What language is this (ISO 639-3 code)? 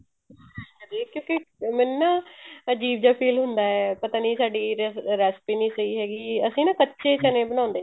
pan